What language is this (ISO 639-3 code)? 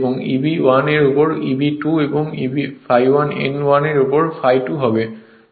ben